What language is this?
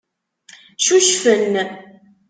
Kabyle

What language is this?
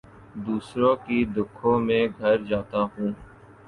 Urdu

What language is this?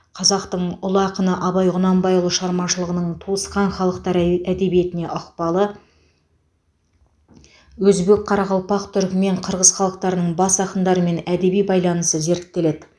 Kazakh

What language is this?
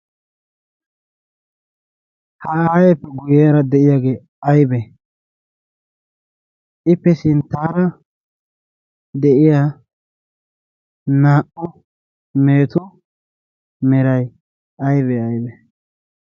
Wolaytta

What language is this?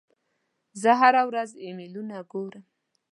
Pashto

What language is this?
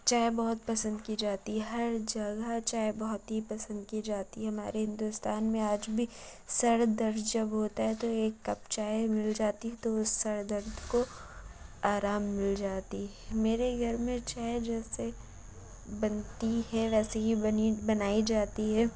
Urdu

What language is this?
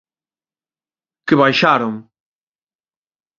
Galician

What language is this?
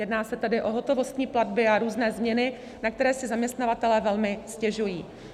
Czech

